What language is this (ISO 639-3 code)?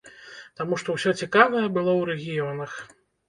bel